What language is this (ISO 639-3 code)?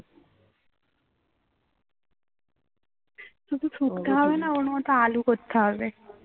ben